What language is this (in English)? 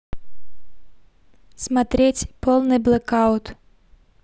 Russian